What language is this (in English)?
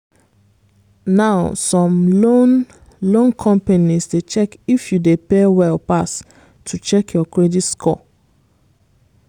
Nigerian Pidgin